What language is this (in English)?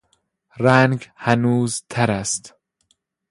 Persian